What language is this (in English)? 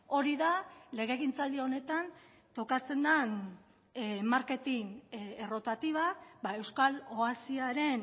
Basque